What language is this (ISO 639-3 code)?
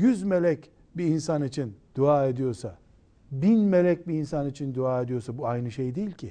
tur